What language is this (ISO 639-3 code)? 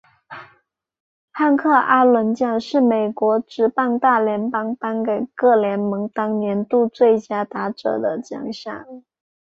zho